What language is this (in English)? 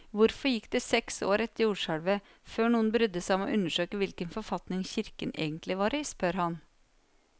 Norwegian